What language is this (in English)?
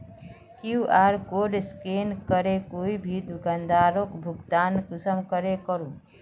Magahi